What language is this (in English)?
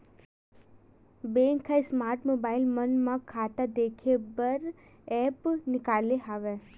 Chhattisgarhi